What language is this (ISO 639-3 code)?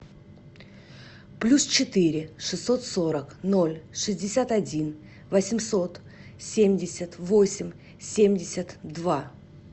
rus